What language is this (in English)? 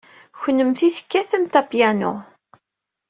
Kabyle